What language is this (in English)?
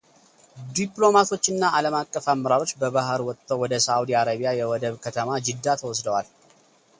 Amharic